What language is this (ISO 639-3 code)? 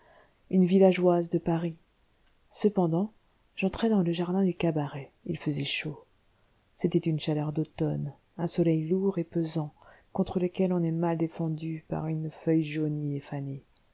fra